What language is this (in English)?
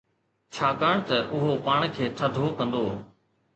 Sindhi